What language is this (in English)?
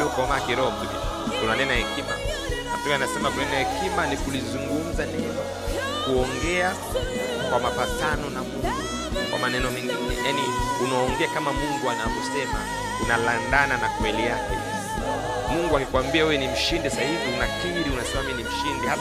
Swahili